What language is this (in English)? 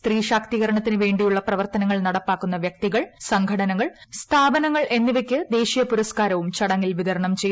Malayalam